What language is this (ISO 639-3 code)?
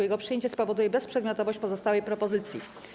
pol